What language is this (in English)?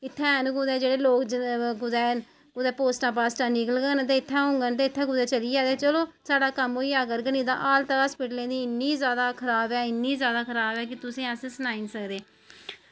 Dogri